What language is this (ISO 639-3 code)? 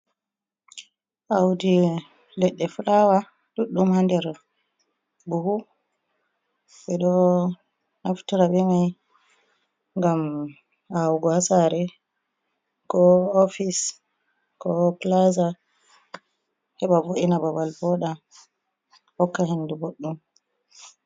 ful